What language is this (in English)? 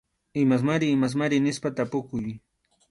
Arequipa-La Unión Quechua